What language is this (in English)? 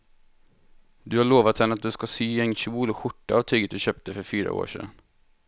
Swedish